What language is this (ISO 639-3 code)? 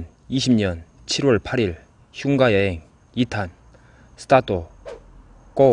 kor